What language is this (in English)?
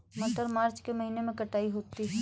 Hindi